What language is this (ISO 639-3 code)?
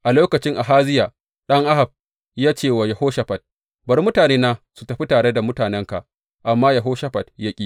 hau